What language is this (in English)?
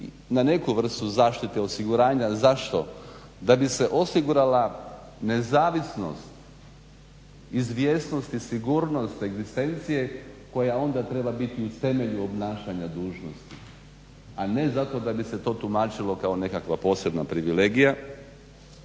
Croatian